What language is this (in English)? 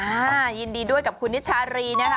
Thai